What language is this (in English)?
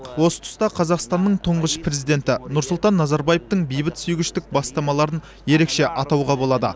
Kazakh